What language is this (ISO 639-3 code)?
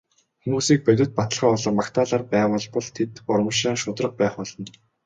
mon